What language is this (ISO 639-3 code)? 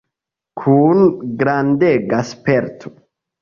epo